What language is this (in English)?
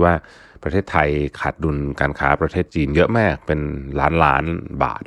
Thai